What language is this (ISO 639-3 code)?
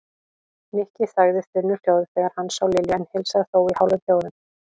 isl